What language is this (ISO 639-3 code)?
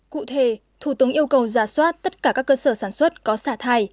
vie